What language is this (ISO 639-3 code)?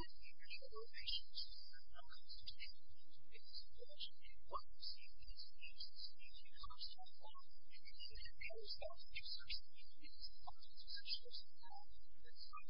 eng